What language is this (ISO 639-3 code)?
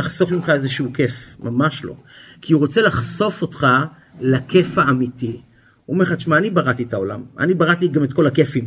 heb